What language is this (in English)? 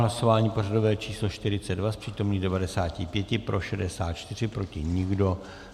Czech